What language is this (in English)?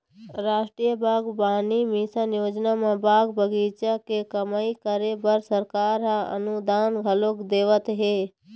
Chhattisgarhi